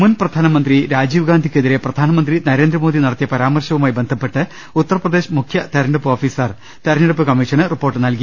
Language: Malayalam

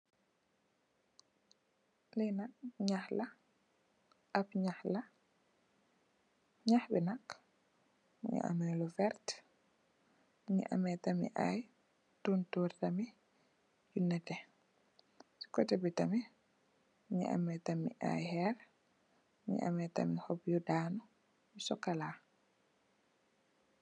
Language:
Wolof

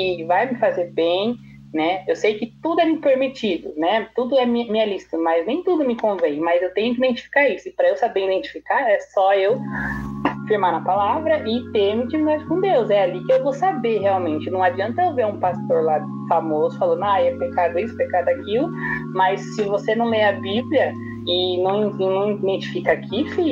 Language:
Portuguese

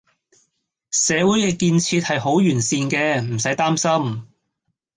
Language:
Cantonese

